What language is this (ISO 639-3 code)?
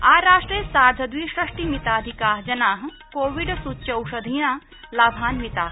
san